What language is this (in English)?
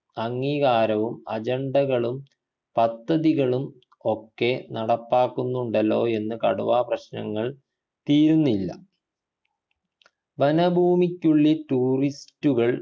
Malayalam